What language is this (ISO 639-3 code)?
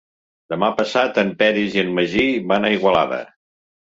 cat